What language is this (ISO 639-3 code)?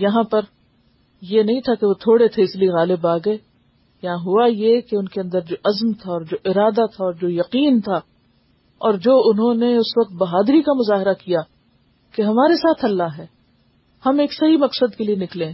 urd